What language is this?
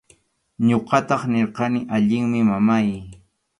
Arequipa-La Unión Quechua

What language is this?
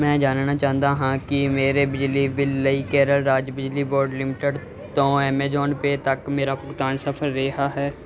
Punjabi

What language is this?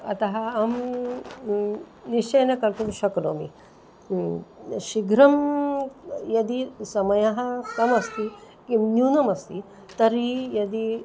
Sanskrit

